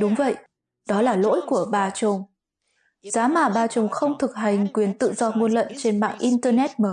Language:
Vietnamese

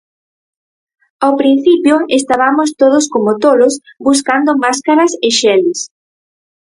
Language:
Galician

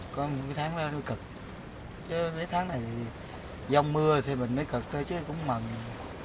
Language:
Vietnamese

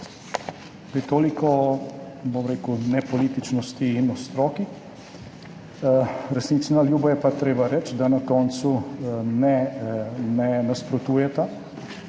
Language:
Slovenian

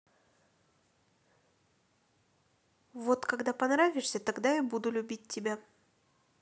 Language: Russian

